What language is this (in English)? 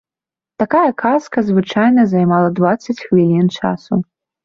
Belarusian